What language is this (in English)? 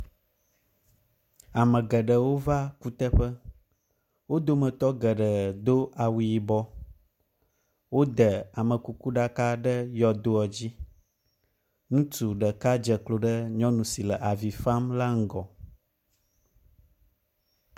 Ewe